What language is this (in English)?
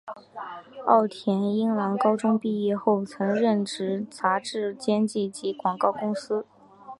Chinese